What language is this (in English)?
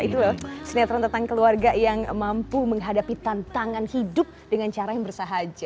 Indonesian